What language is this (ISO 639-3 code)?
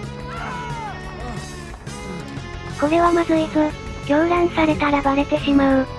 jpn